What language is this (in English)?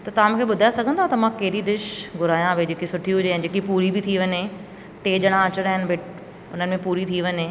Sindhi